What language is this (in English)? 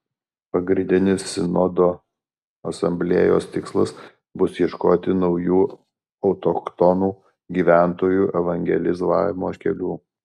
Lithuanian